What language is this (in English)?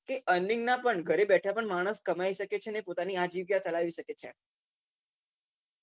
Gujarati